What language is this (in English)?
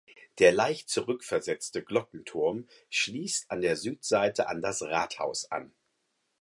German